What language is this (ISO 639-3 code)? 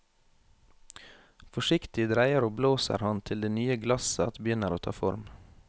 nor